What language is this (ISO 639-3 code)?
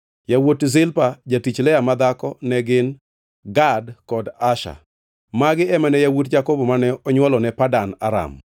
luo